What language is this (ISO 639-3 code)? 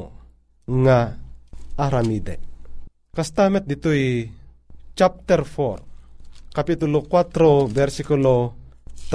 fil